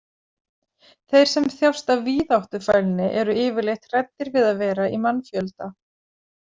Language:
Icelandic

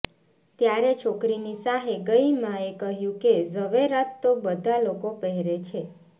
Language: Gujarati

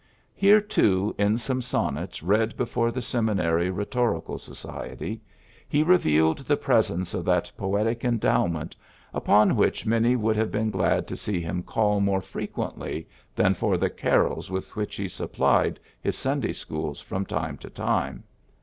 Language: English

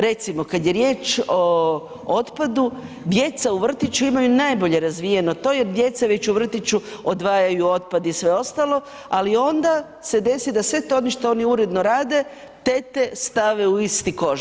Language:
Croatian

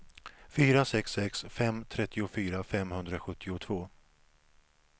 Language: Swedish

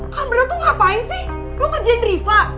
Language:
Indonesian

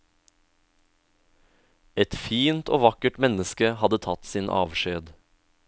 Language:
Norwegian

